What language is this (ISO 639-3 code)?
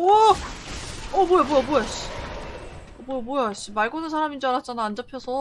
kor